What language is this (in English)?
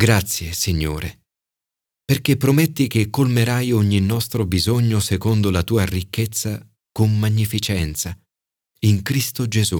Italian